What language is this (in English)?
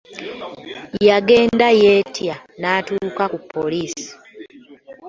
Ganda